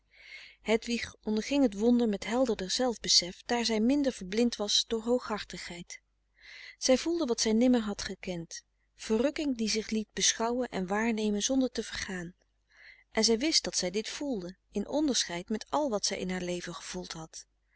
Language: Dutch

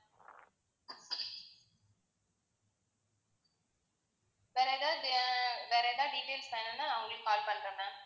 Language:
Tamil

